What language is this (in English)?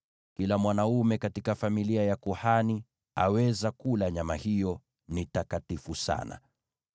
Swahili